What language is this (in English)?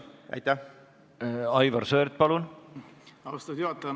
Estonian